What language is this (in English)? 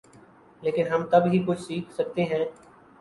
Urdu